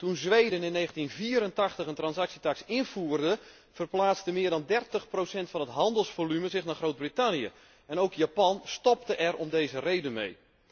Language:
Dutch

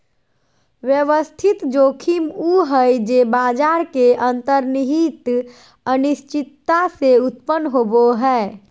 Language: Magahi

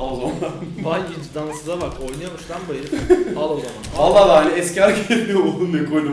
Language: Turkish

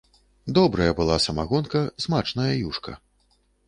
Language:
Belarusian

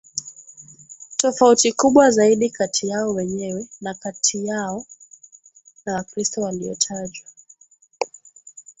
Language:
Swahili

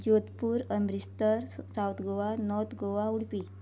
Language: Konkani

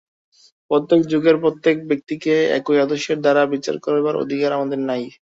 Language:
Bangla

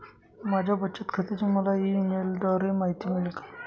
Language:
Marathi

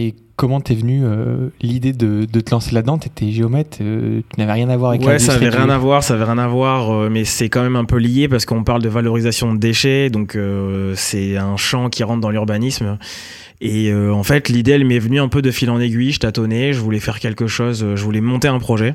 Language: French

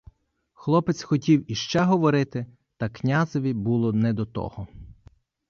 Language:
Ukrainian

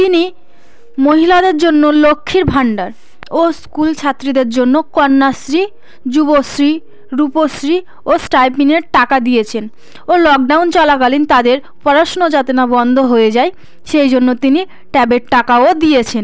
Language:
Bangla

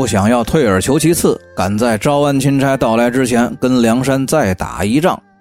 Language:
Chinese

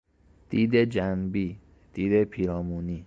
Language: Persian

